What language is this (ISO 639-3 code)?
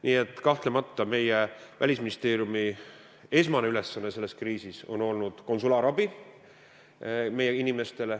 est